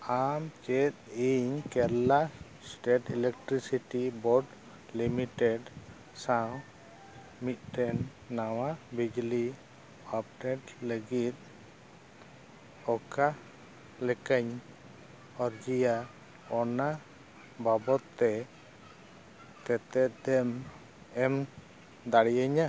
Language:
Santali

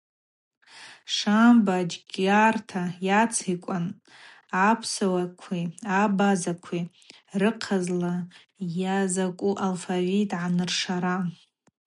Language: Abaza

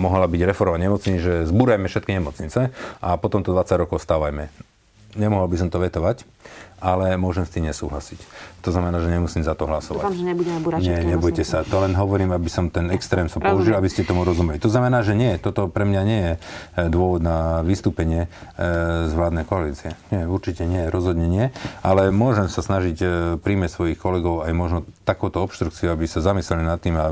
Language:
Slovak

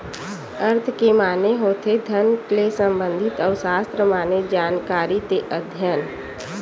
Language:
Chhattisgarhi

